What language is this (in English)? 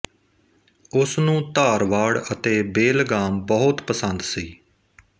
Punjabi